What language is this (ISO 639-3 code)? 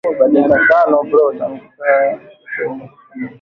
swa